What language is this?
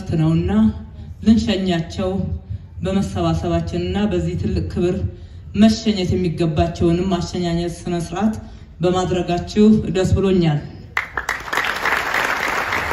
Arabic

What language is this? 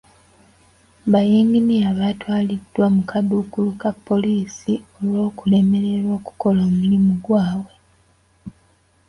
Ganda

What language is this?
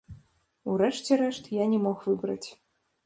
Belarusian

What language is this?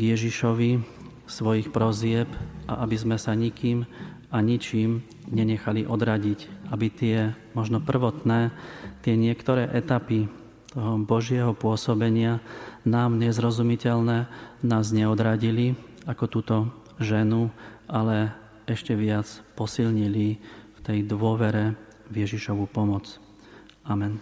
Slovak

